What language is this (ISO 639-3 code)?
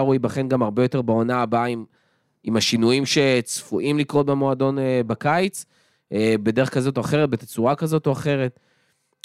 heb